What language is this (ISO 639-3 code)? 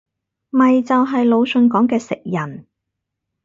yue